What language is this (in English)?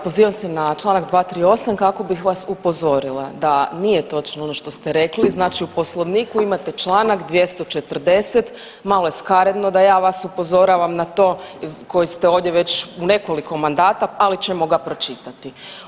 Croatian